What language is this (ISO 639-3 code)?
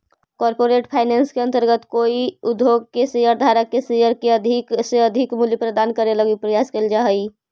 mag